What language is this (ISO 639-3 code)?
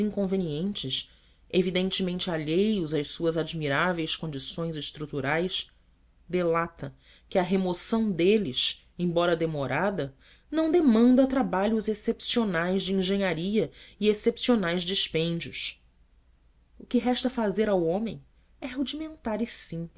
por